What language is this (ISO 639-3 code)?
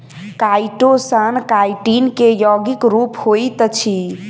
mai